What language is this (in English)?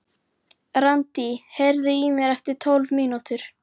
Icelandic